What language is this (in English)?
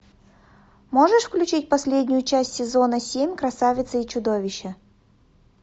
Russian